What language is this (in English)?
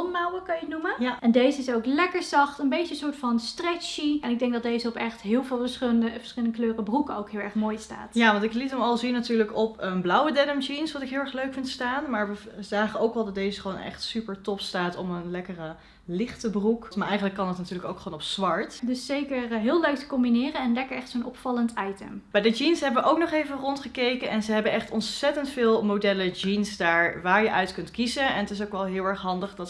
Dutch